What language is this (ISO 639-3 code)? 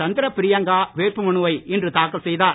tam